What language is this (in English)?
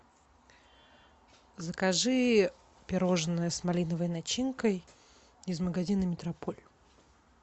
Russian